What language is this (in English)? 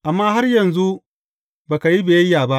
Hausa